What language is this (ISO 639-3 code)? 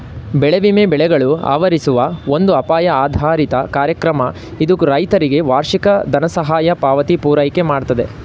kan